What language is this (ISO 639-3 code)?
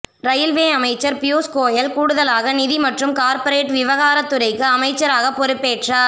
tam